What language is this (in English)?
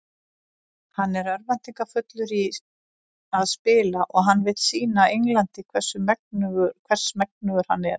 Icelandic